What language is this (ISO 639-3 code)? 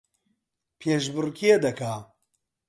ckb